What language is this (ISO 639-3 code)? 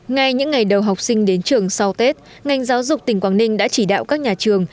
vie